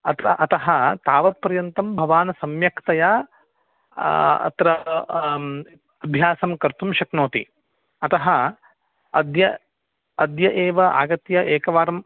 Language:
Sanskrit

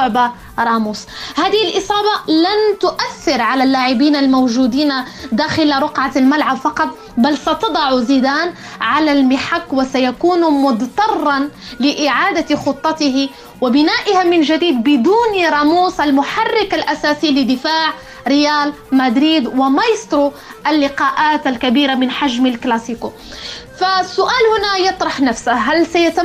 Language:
Arabic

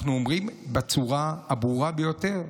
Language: Hebrew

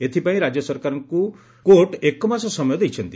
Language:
Odia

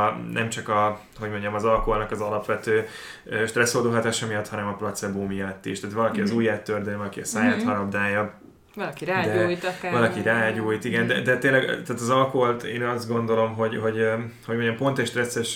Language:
Hungarian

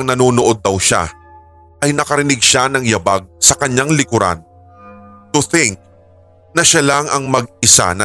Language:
Filipino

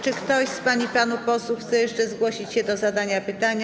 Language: Polish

